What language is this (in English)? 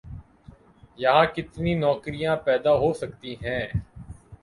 Urdu